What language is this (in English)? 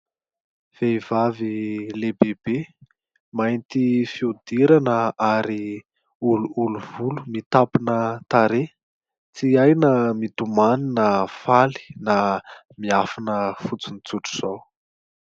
Malagasy